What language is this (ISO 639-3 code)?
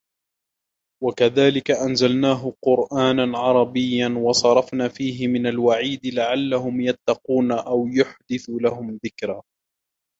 ara